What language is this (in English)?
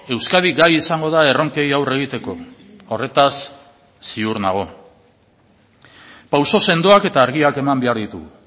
Basque